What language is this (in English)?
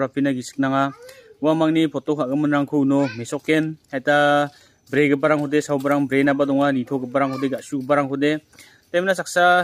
Indonesian